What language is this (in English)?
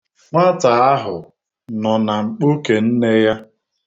Igbo